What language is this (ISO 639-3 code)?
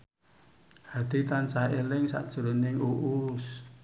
jav